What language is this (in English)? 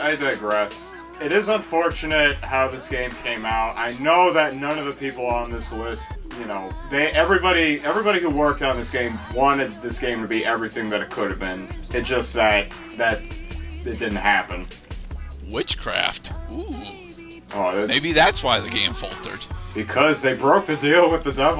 English